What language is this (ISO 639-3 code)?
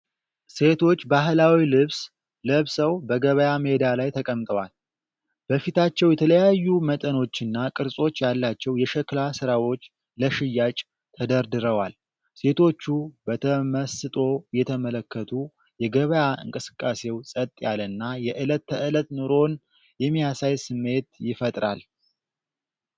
amh